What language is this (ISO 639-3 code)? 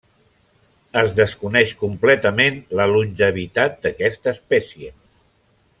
cat